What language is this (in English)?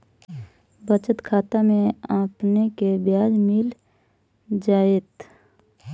Magahi